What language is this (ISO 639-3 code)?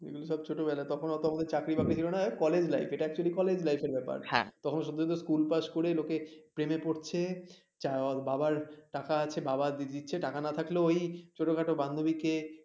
ben